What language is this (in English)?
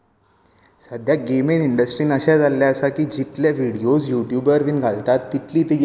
Konkani